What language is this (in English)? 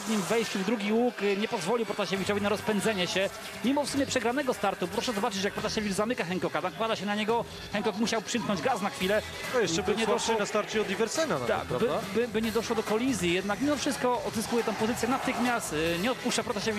Polish